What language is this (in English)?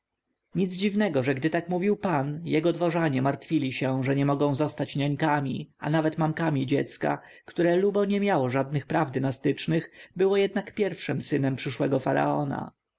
Polish